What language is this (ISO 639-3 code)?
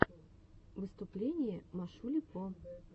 rus